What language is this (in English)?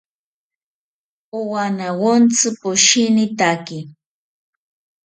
South Ucayali Ashéninka